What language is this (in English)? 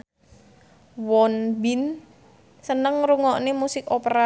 Javanese